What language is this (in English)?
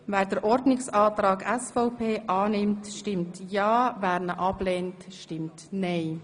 Swiss German